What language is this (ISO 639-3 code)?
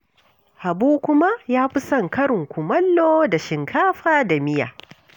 hau